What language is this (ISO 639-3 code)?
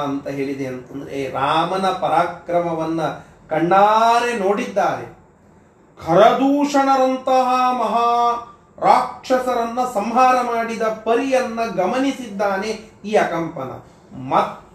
kan